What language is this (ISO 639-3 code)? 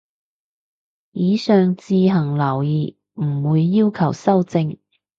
yue